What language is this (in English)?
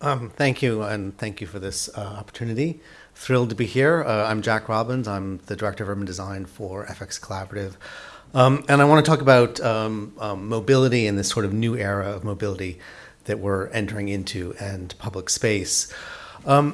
English